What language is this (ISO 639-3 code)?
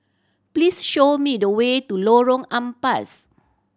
eng